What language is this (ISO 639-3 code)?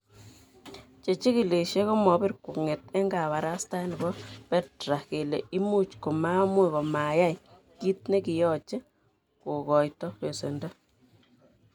kln